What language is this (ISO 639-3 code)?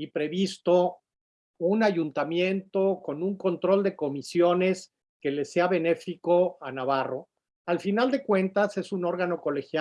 spa